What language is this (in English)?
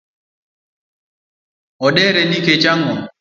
Luo (Kenya and Tanzania)